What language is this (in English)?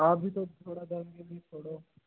Hindi